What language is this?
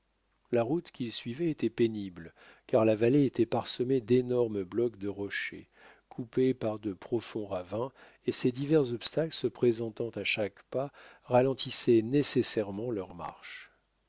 French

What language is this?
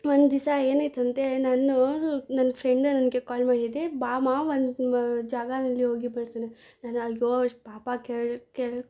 Kannada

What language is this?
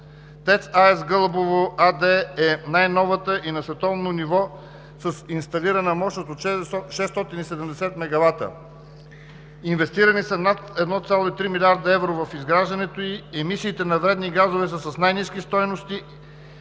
Bulgarian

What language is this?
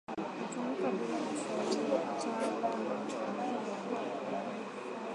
Swahili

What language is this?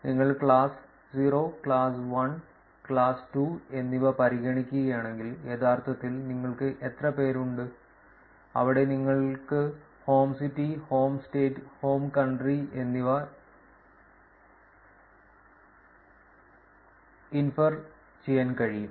Malayalam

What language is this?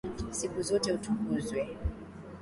Swahili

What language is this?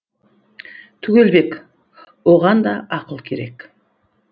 Kazakh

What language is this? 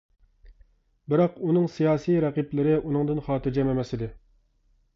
Uyghur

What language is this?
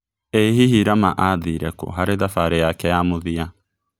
Kikuyu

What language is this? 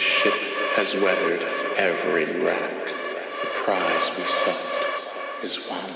Dutch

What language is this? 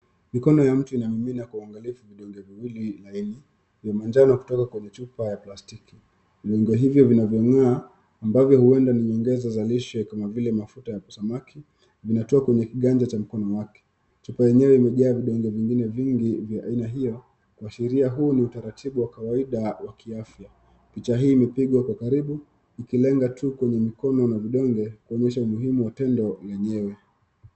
Swahili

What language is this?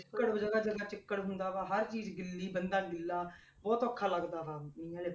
Punjabi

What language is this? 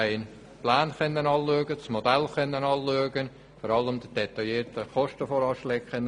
Swiss German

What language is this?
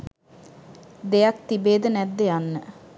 Sinhala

